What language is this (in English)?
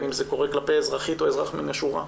Hebrew